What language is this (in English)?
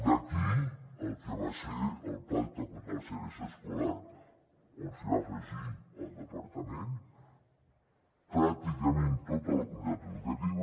Catalan